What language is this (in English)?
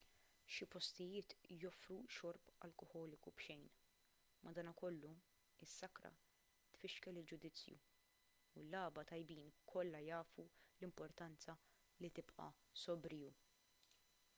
Maltese